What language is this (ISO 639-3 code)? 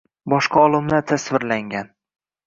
uzb